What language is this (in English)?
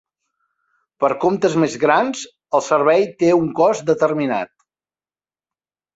Catalan